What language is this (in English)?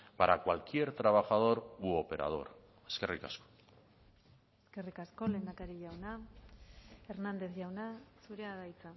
Basque